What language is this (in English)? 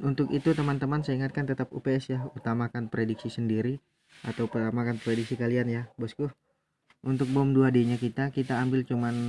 Indonesian